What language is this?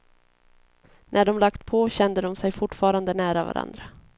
Swedish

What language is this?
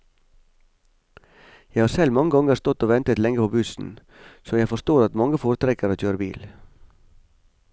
Norwegian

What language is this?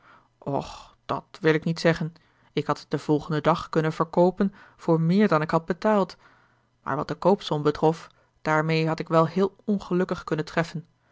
Dutch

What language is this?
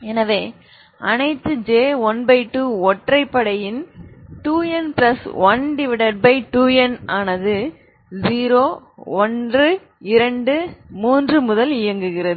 Tamil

